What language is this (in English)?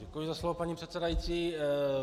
Czech